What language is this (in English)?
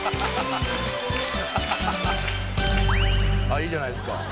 Japanese